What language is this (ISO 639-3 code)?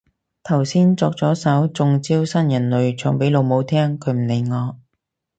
yue